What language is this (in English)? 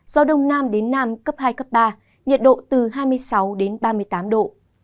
Vietnamese